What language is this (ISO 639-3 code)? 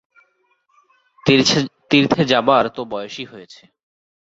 ben